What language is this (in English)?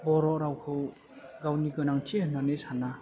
Bodo